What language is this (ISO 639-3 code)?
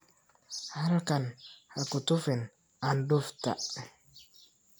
som